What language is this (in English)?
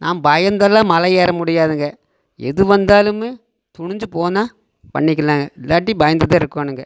Tamil